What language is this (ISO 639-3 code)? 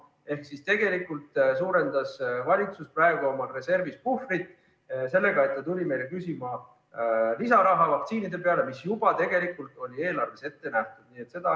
est